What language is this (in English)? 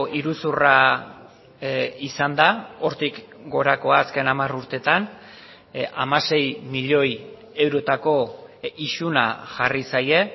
Basque